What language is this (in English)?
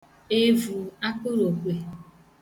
Igbo